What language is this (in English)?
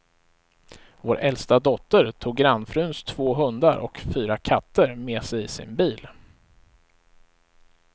Swedish